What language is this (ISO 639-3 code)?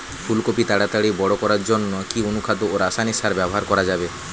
ben